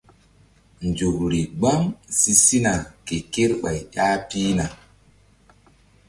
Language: Mbum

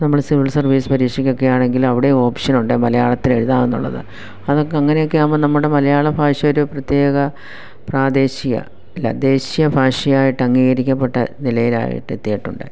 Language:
Malayalam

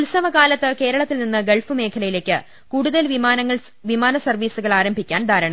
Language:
Malayalam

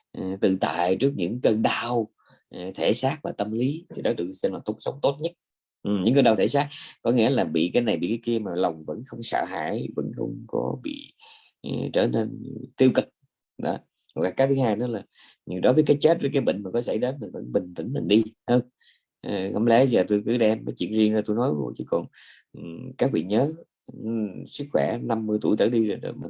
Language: Vietnamese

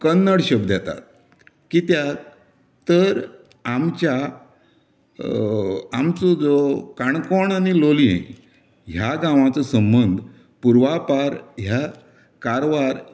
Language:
Konkani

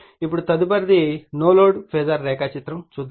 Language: Telugu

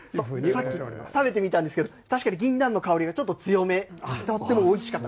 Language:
Japanese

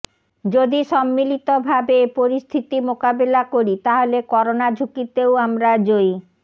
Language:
Bangla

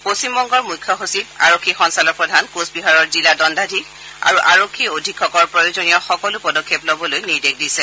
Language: Assamese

